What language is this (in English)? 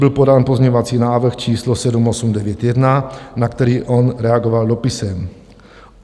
Czech